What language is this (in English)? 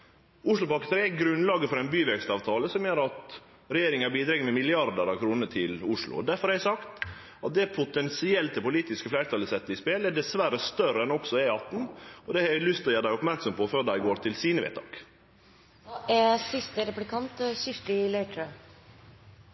Norwegian